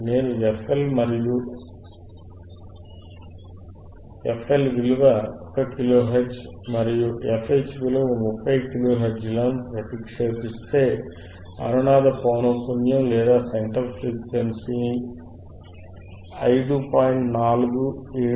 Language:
Telugu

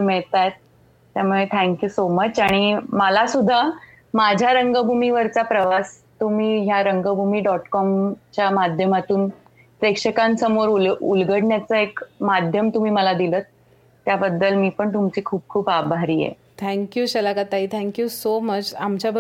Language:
Marathi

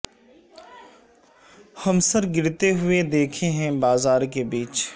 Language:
Urdu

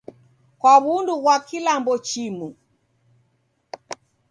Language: Taita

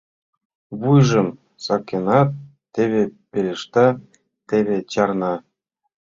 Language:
Mari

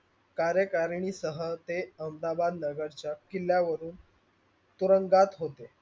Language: Marathi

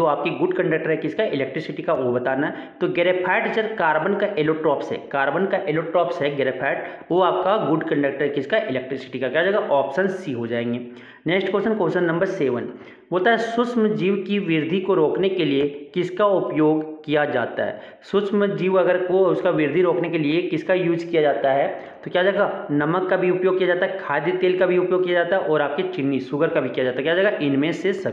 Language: Hindi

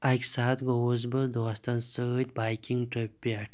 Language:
Kashmiri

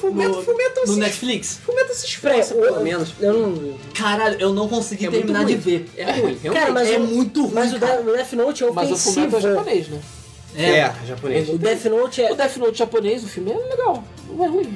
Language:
Portuguese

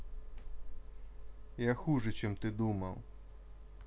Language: Russian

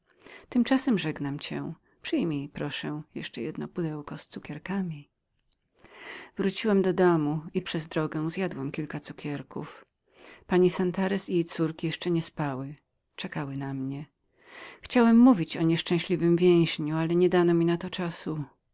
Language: Polish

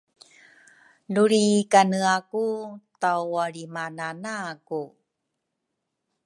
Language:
Rukai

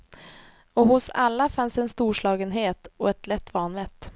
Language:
Swedish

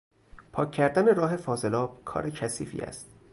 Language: Persian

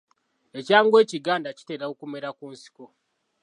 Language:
Ganda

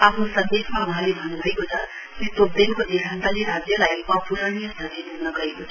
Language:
Nepali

